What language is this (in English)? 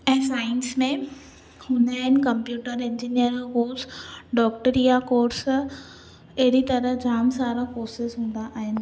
Sindhi